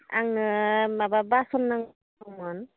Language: Bodo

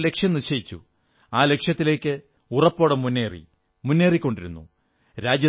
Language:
Malayalam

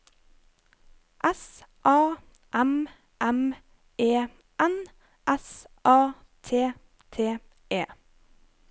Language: Norwegian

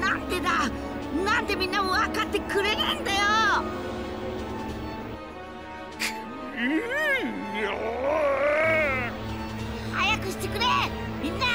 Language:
Japanese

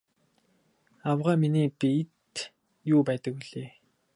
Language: Mongolian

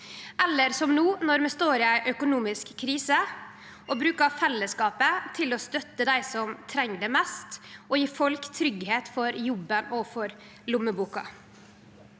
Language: Norwegian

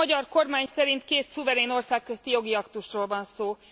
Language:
Hungarian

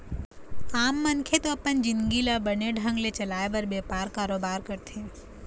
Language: Chhattisgarhi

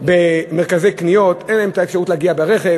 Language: Hebrew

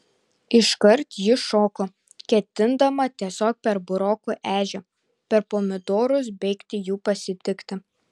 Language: Lithuanian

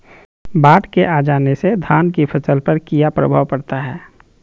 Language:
Magahi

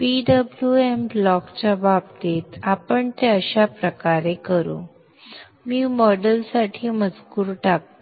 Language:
Marathi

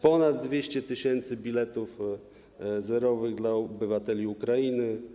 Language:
Polish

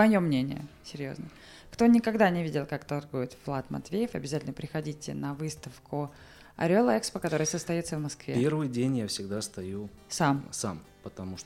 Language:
Russian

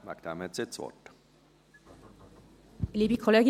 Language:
Swiss German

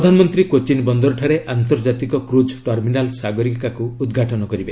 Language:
Odia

